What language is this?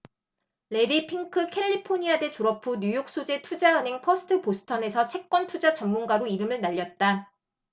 Korean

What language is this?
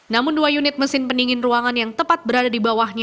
Indonesian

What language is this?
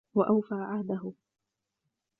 Arabic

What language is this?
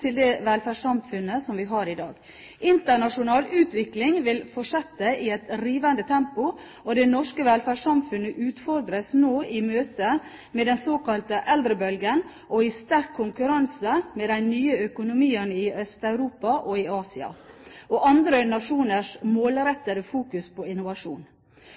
Norwegian Bokmål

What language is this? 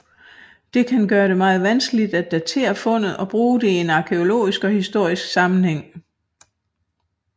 Danish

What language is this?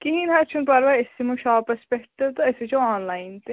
Kashmiri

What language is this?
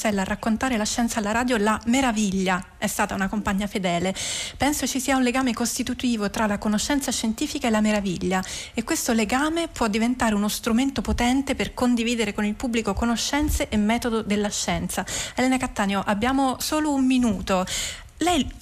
Italian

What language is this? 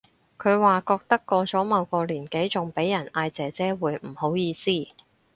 Cantonese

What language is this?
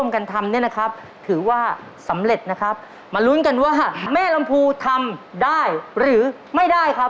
Thai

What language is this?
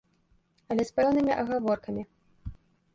Belarusian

